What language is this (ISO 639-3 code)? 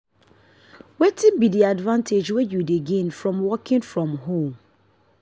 pcm